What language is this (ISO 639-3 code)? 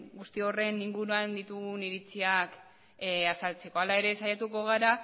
eus